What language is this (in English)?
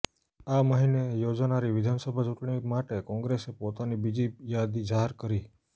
Gujarati